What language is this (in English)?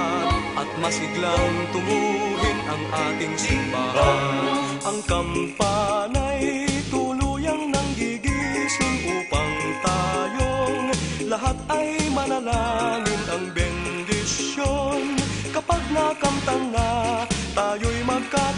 Arabic